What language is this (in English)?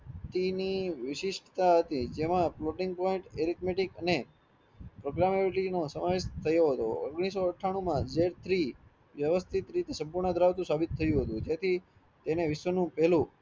Gujarati